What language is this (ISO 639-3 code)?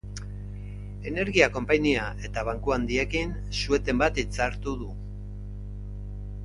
eus